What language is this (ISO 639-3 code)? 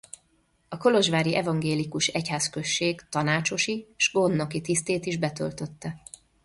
hun